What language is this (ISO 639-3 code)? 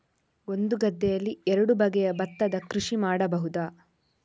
kan